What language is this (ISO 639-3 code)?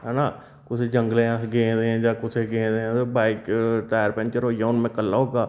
doi